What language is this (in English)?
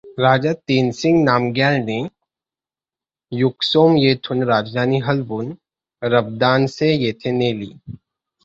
Marathi